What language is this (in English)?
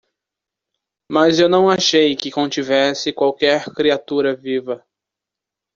Portuguese